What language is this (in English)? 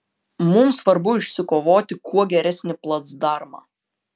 Lithuanian